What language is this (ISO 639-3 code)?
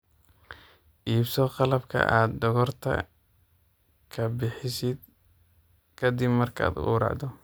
som